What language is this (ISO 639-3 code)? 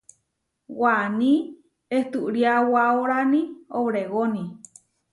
var